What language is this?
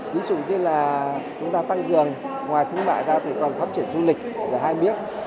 Vietnamese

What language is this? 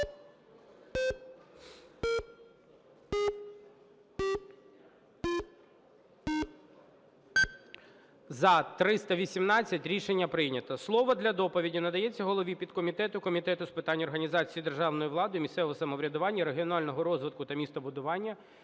Ukrainian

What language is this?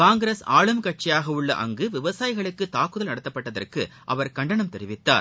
Tamil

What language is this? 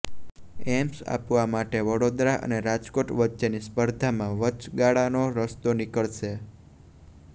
Gujarati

